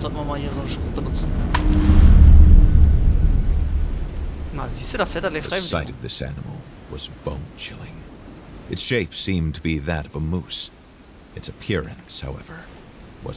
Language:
German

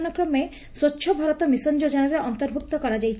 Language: Odia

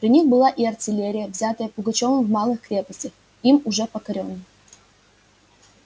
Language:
Russian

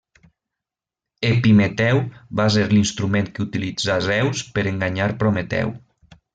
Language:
Catalan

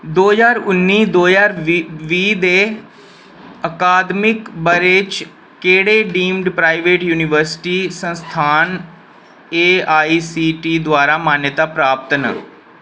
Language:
Dogri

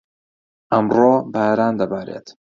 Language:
Central Kurdish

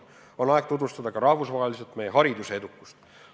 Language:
Estonian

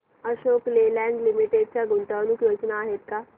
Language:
Marathi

